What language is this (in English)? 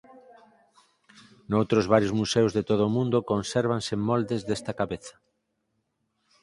Galician